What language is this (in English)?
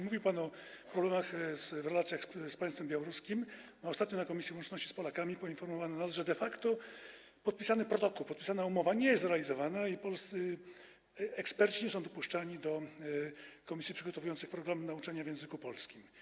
Polish